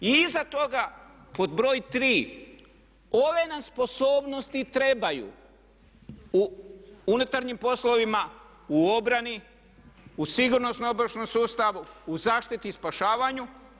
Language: Croatian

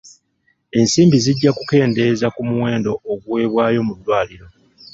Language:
Ganda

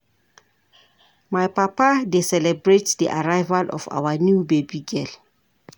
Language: Nigerian Pidgin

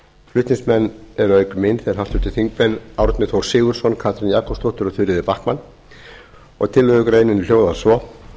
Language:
Icelandic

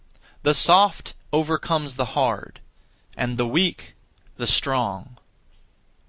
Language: English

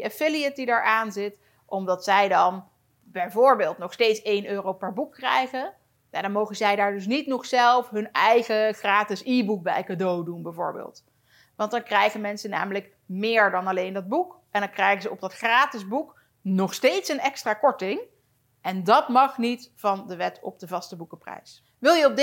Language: Dutch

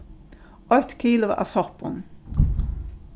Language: Faroese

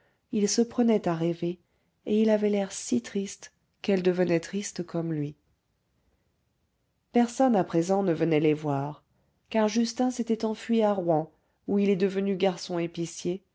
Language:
French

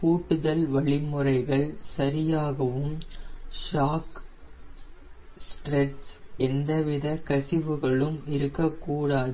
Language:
Tamil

